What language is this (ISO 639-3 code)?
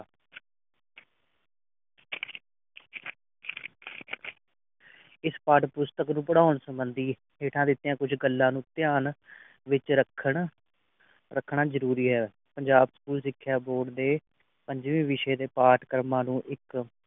pan